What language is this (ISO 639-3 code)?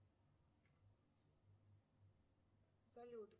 rus